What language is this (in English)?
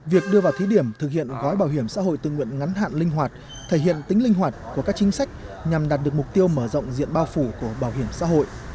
Vietnamese